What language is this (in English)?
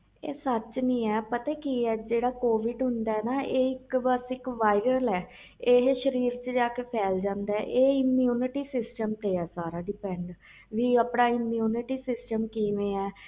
Punjabi